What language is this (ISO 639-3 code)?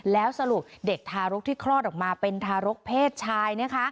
tha